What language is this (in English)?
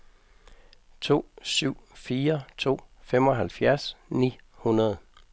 Danish